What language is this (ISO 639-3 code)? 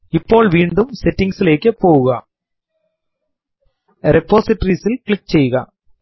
mal